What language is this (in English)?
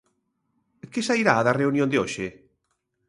Galician